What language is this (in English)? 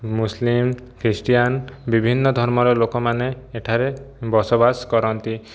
Odia